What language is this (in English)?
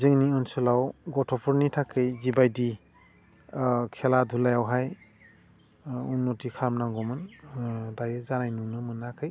Bodo